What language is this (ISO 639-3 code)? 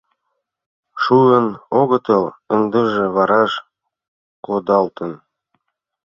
chm